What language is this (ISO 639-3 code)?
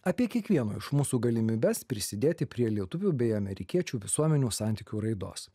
lit